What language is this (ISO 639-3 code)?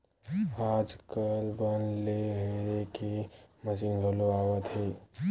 hne